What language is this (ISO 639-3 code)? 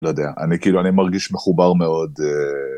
heb